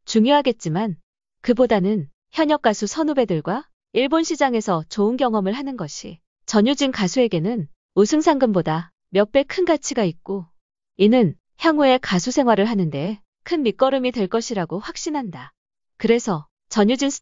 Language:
Korean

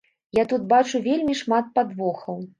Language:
Belarusian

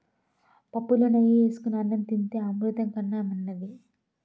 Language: Telugu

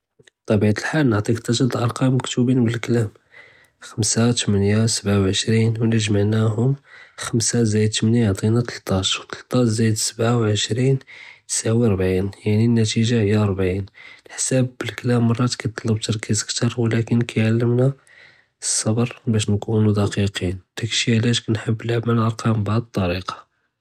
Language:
Judeo-Arabic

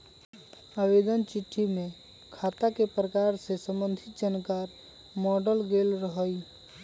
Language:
Magahi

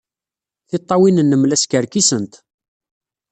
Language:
Kabyle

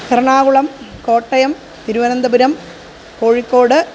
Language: Sanskrit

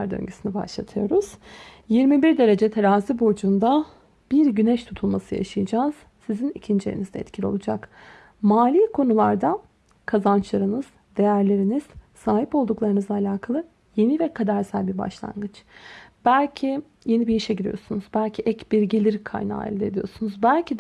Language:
Turkish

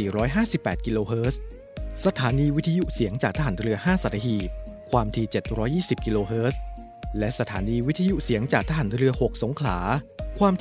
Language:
Thai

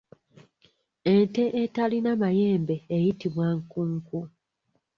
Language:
Ganda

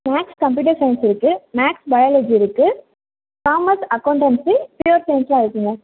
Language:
Tamil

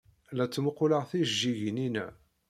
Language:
Kabyle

